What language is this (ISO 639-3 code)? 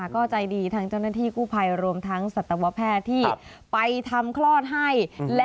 tha